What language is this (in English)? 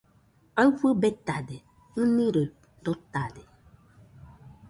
Nüpode Huitoto